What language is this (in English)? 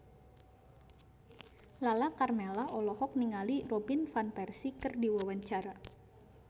Sundanese